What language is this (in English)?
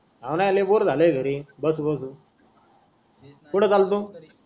Marathi